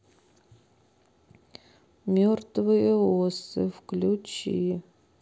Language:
Russian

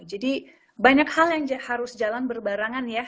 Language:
Indonesian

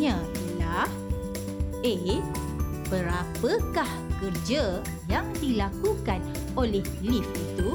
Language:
Malay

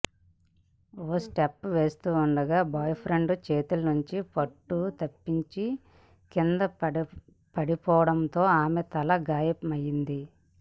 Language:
Telugu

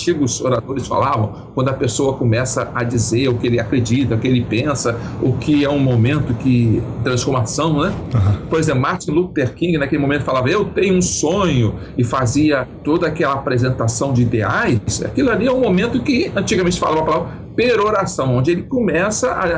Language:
Portuguese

